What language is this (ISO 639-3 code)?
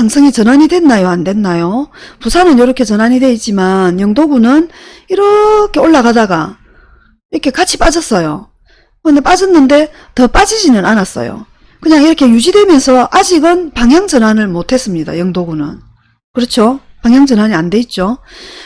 kor